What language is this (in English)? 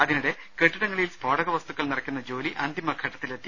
Malayalam